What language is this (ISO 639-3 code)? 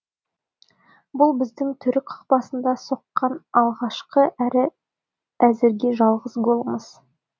kaz